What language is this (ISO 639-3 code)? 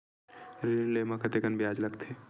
hne